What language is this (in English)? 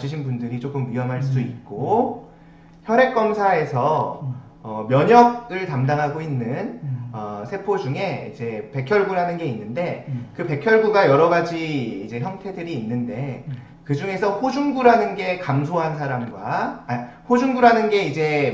Korean